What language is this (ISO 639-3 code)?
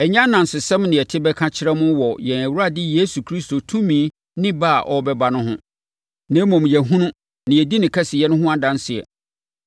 aka